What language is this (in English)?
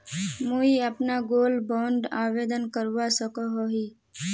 Magahi